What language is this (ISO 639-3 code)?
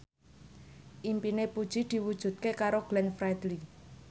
jav